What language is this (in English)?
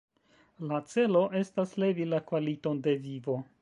Esperanto